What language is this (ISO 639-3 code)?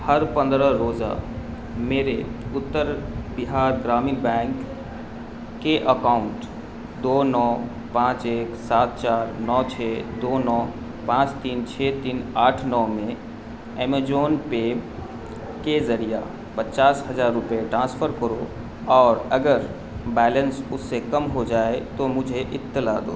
urd